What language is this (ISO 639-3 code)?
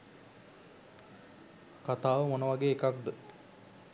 sin